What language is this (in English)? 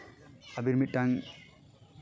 Santali